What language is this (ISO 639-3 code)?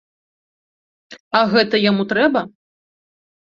bel